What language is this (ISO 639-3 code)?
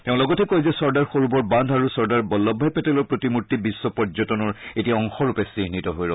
asm